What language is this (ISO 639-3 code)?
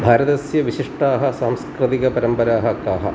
san